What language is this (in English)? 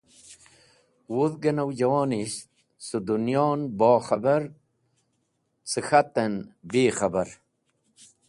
Wakhi